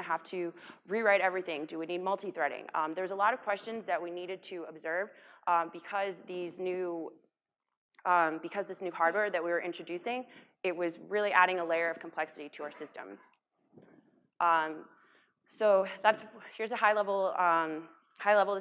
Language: English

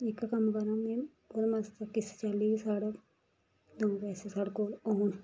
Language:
Dogri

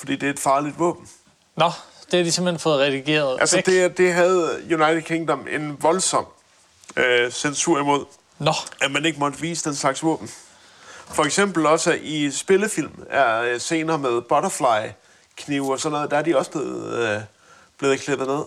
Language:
Danish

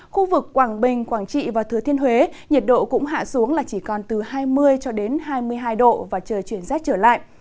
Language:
Vietnamese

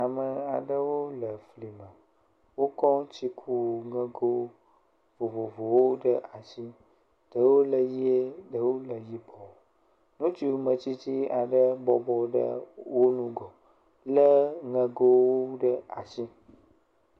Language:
Ewe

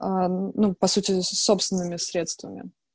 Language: Russian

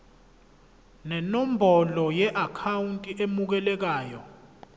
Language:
Zulu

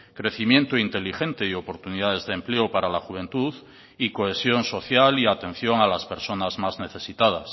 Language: Spanish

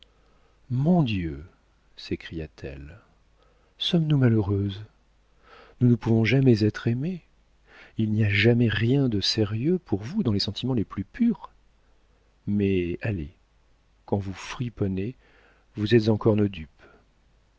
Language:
French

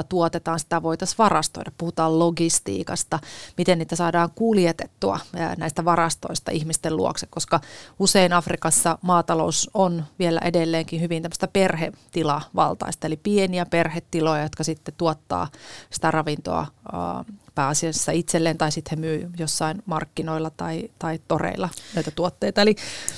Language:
Finnish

